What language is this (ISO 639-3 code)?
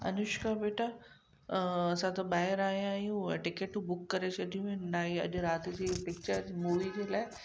snd